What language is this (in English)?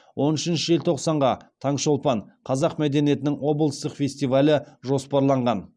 Kazakh